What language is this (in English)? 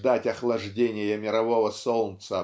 Russian